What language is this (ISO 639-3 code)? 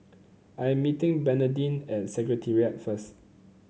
eng